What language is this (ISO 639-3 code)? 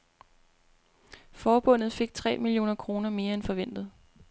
dan